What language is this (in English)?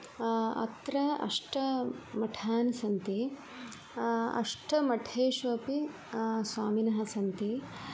Sanskrit